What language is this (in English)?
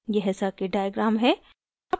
Hindi